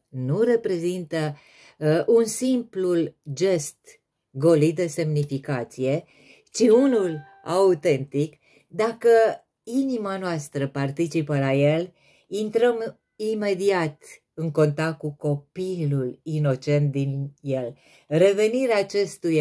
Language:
Romanian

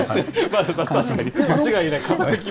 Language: Japanese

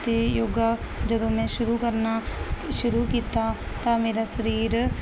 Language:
Punjabi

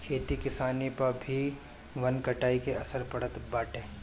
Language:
Bhojpuri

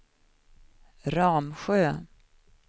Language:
Swedish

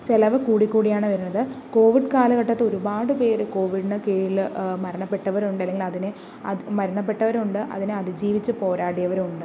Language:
Malayalam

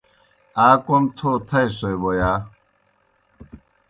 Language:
Kohistani Shina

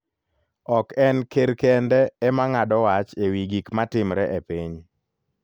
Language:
Luo (Kenya and Tanzania)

